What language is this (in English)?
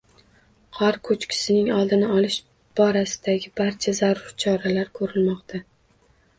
Uzbek